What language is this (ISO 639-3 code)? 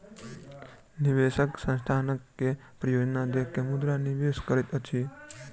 mai